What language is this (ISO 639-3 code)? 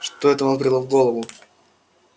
rus